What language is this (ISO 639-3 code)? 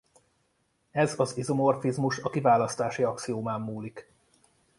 hun